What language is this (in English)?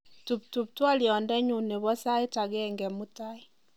Kalenjin